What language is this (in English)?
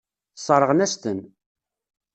Kabyle